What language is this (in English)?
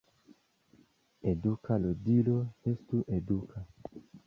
Esperanto